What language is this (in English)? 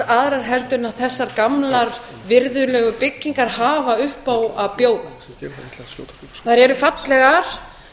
Icelandic